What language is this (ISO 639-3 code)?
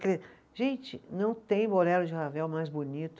por